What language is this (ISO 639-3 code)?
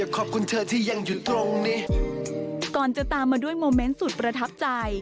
tha